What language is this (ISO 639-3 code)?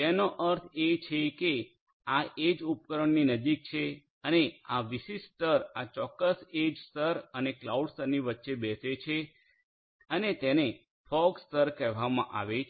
guj